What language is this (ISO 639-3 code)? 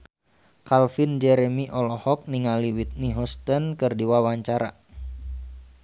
sun